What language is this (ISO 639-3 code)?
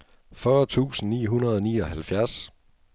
dan